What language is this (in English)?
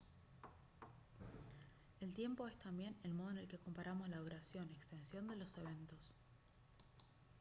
Spanish